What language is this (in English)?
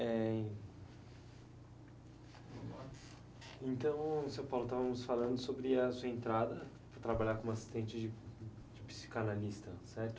Portuguese